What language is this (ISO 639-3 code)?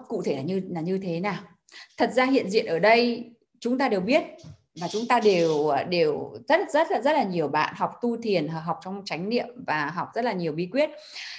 vie